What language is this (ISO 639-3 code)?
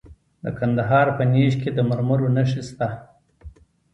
pus